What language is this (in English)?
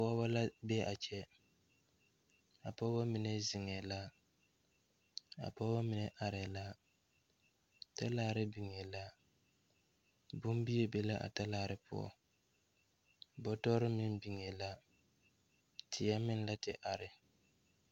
Southern Dagaare